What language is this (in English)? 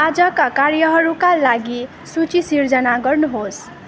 Nepali